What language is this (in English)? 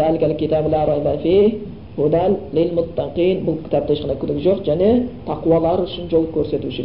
Bulgarian